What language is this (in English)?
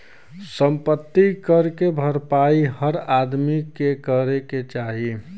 Bhojpuri